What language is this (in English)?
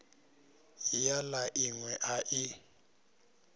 Venda